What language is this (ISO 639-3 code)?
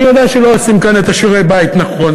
heb